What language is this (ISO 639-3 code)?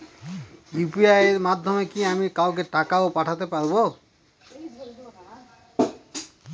ben